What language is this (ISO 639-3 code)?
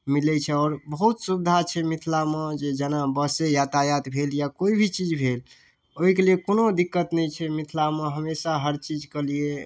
mai